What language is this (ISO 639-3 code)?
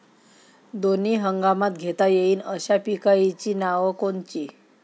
mar